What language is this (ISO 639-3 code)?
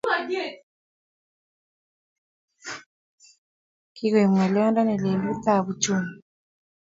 kln